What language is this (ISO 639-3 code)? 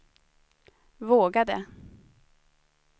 swe